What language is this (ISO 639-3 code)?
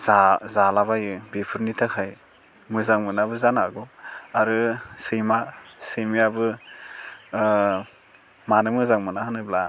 brx